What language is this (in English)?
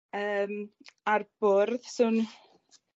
Welsh